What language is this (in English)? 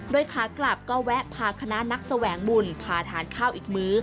Thai